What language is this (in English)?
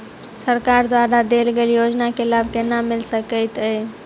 Maithili